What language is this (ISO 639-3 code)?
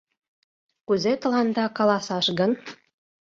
chm